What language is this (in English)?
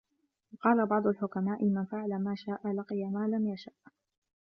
Arabic